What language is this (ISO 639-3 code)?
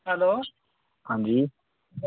doi